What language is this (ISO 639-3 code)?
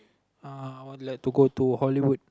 eng